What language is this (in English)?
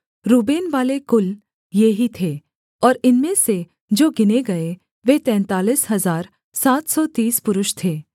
Hindi